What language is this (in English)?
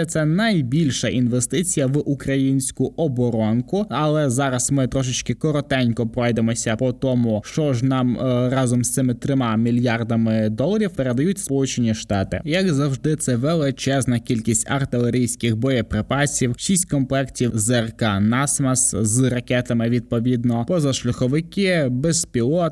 Ukrainian